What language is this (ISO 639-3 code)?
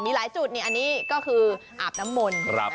tha